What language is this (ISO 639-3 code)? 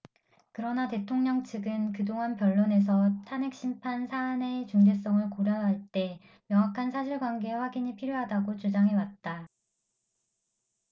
kor